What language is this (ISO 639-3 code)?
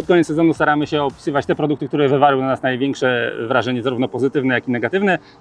pol